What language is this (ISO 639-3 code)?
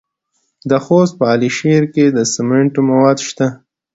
pus